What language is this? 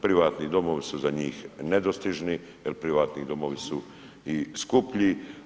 Croatian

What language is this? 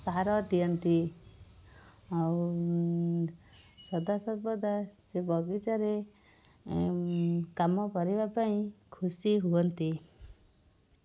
Odia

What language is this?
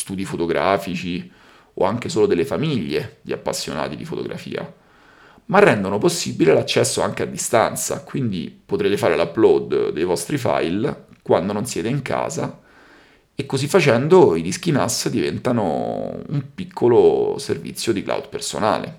Italian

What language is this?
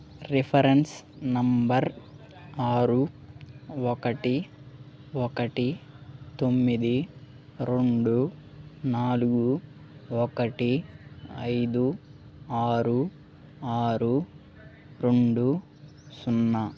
Telugu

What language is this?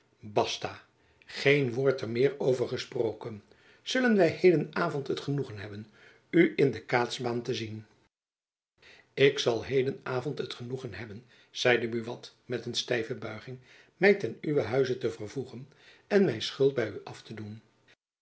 Dutch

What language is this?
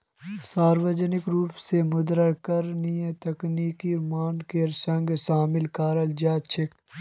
Magahi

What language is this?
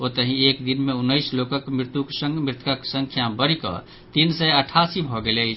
Maithili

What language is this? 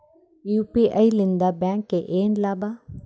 Kannada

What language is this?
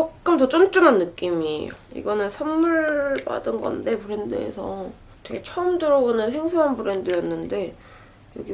Korean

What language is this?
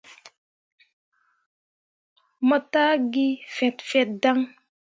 Mundang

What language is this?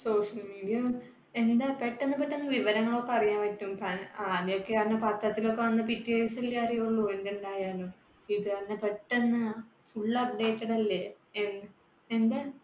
Malayalam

